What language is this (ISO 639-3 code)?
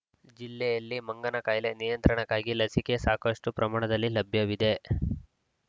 kan